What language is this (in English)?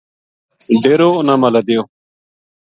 Gujari